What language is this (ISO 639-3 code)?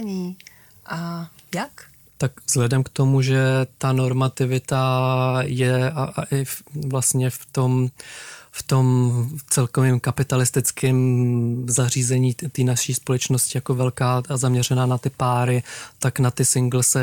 ces